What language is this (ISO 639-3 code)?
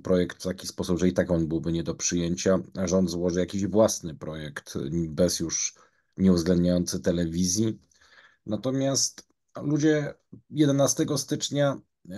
pol